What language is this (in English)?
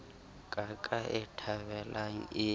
Southern Sotho